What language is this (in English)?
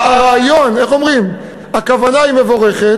Hebrew